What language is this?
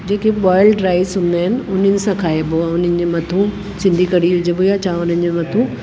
Sindhi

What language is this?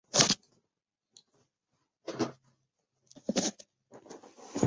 Chinese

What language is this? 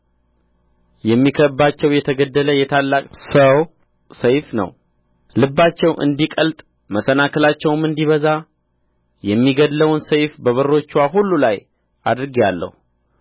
Amharic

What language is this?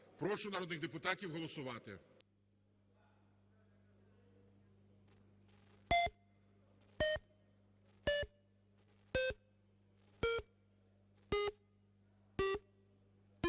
Ukrainian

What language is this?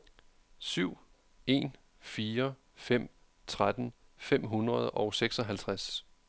Danish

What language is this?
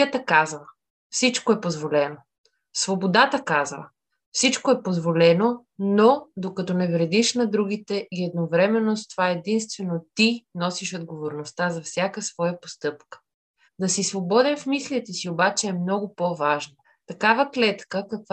Bulgarian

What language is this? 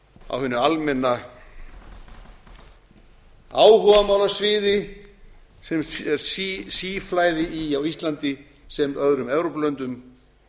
Icelandic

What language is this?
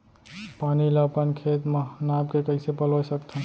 Chhattisgarhi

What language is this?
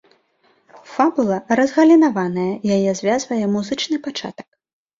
Belarusian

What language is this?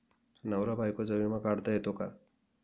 Marathi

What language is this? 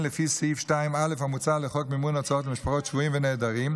Hebrew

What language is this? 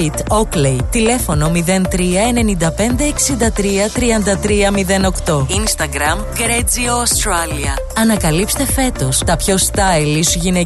Greek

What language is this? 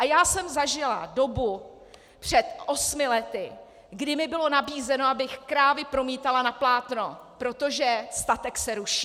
Czech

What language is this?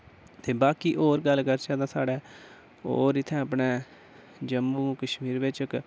Dogri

